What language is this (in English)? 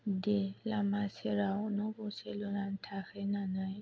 Bodo